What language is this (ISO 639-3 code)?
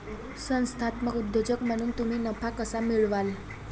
mar